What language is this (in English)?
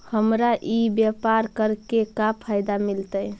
Magahi